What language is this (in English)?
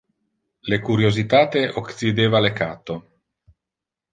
Interlingua